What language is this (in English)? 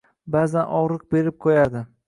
Uzbek